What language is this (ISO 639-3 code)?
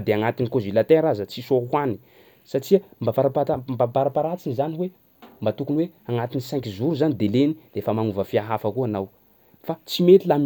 skg